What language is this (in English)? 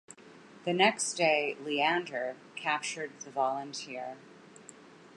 English